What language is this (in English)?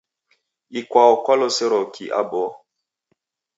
Taita